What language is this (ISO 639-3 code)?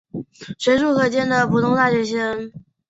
zho